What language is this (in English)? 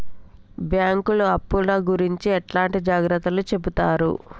Telugu